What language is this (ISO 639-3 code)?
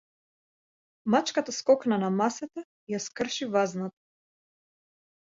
mkd